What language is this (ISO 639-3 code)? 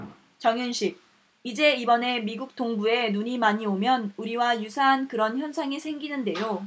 kor